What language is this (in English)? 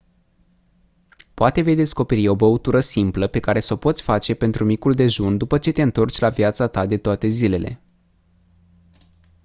Romanian